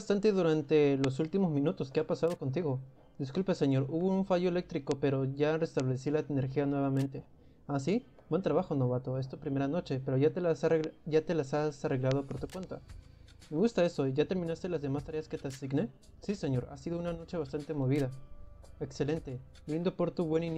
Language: Spanish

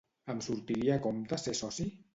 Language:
Catalan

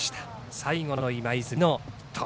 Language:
Japanese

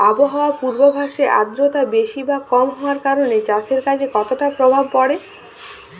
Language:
Bangla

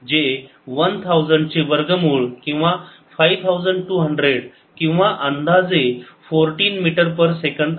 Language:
Marathi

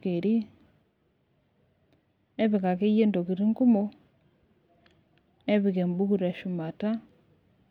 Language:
Masai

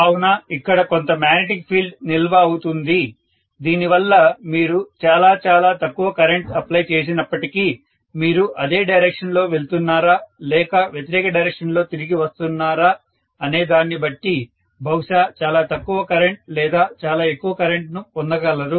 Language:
Telugu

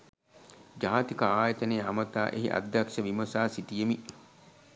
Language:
Sinhala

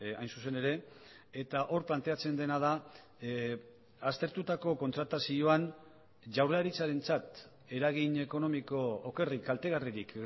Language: Basque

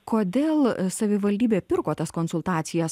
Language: Lithuanian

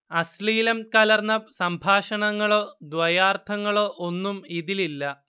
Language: Malayalam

